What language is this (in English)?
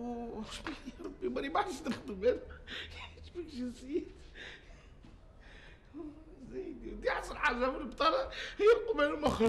Arabic